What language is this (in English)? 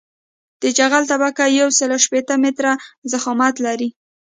Pashto